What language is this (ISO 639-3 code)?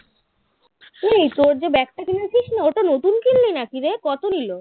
ben